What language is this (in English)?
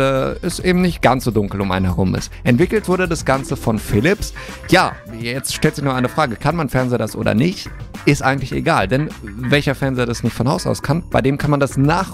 German